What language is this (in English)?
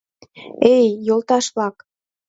Mari